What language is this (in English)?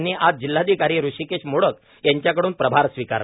Marathi